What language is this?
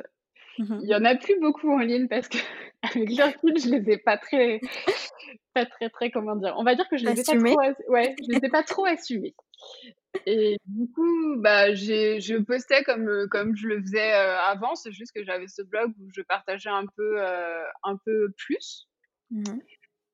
French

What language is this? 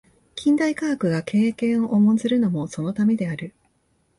Japanese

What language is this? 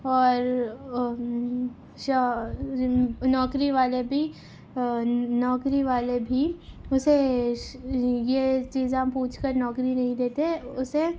Urdu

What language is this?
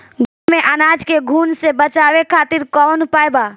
Bhojpuri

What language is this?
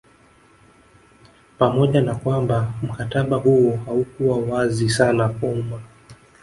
Swahili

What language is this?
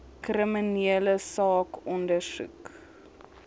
Afrikaans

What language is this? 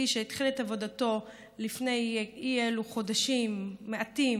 Hebrew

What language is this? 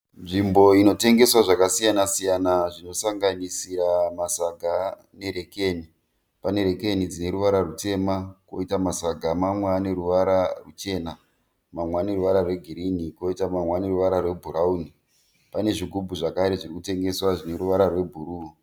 Shona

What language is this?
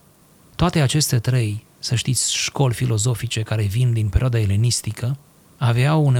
Romanian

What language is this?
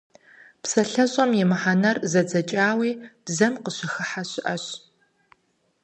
Kabardian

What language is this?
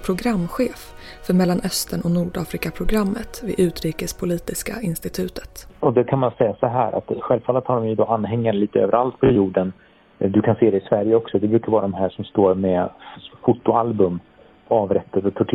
Swedish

